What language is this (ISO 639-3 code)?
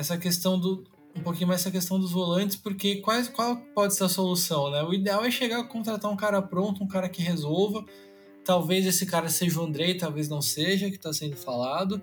por